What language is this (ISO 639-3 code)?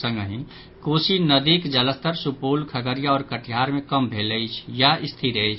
mai